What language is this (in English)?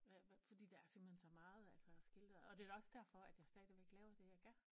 Danish